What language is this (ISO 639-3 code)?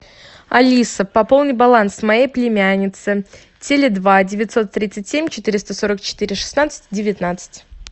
rus